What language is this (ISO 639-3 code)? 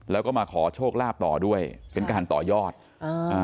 tha